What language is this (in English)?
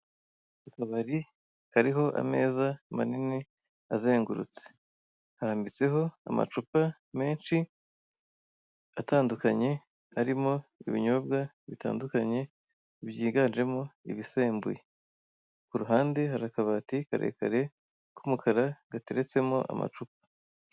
Kinyarwanda